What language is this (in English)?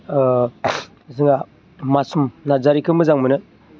Bodo